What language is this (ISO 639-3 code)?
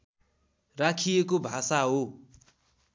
nep